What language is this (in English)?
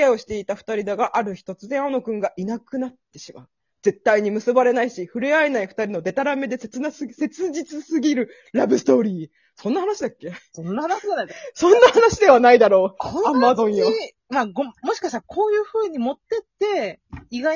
Japanese